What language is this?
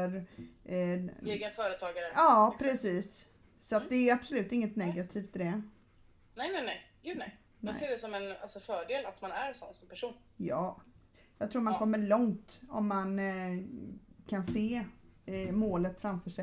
Swedish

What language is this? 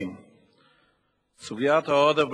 Hebrew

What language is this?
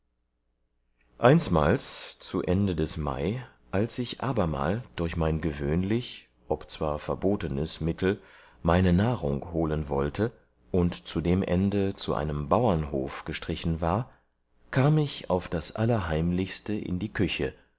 German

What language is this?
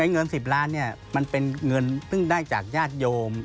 Thai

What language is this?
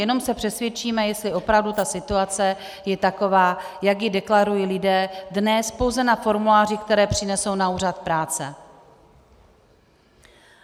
Czech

